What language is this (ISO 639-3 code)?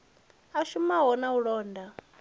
ven